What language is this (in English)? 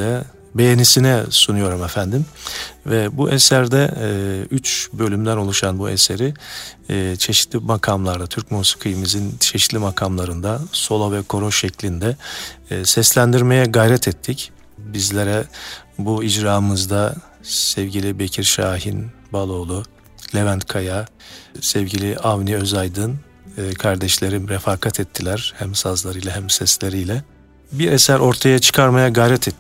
Turkish